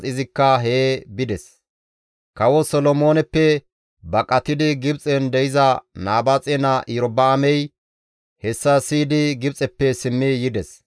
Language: Gamo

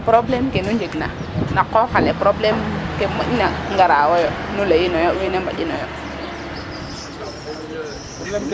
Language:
Serer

